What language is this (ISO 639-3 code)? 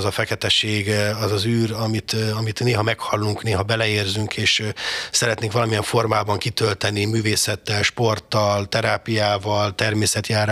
hun